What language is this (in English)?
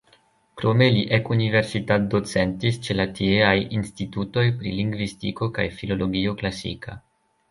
Esperanto